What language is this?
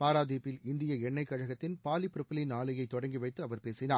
Tamil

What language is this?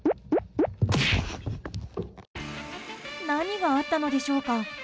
Japanese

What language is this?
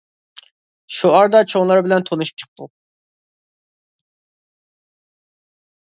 Uyghur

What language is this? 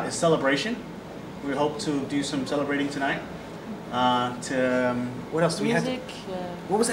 Arabic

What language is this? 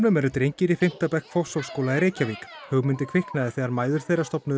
Icelandic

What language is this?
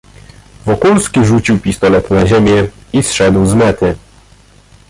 Polish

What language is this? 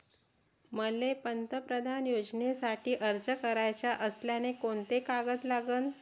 Marathi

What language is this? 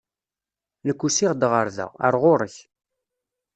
Kabyle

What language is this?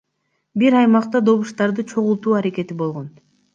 Kyrgyz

